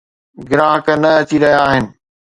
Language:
Sindhi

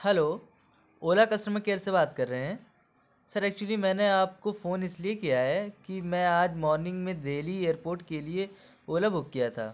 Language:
Urdu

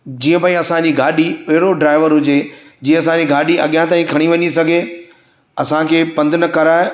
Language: Sindhi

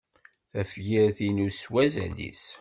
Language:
Kabyle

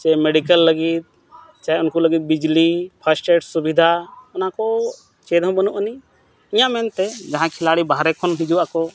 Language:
Santali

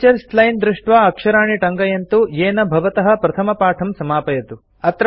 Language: Sanskrit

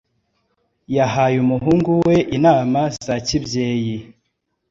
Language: Kinyarwanda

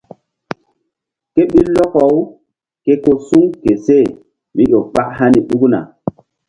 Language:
Mbum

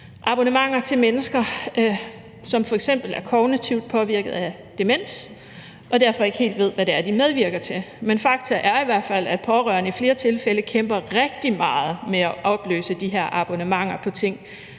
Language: Danish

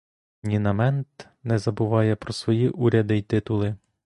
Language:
Ukrainian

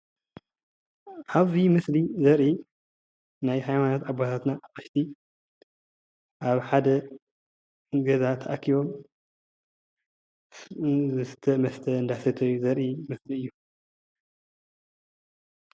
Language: Tigrinya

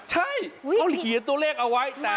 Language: Thai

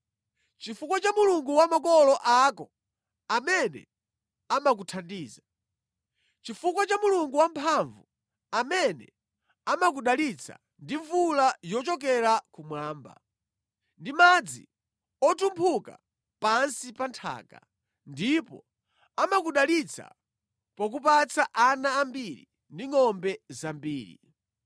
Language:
Nyanja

